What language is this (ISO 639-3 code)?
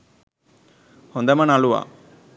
sin